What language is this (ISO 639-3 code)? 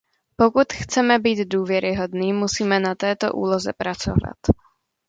ces